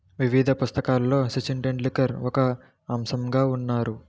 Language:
Telugu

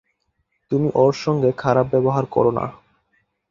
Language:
Bangla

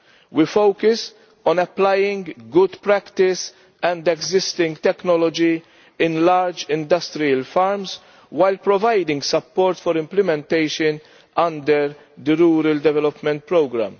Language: English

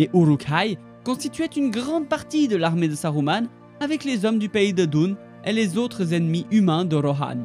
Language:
French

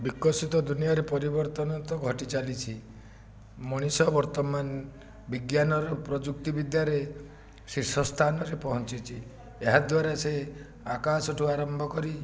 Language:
Odia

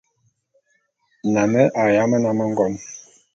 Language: Bulu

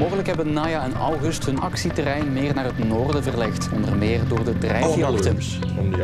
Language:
Dutch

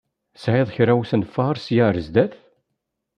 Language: Kabyle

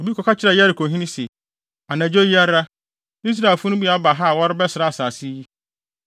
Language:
Akan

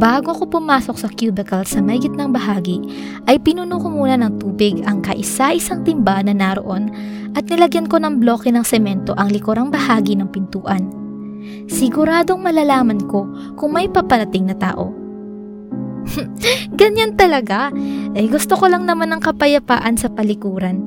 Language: Filipino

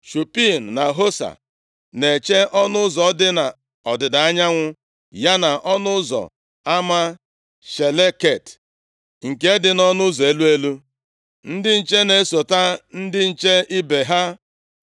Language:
Igbo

